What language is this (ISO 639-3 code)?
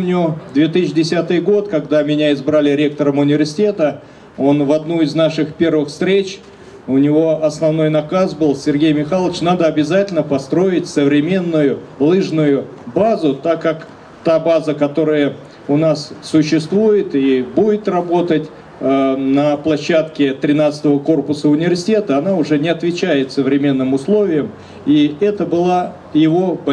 rus